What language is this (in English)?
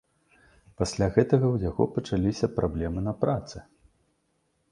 Belarusian